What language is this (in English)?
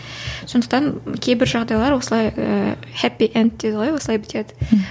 Kazakh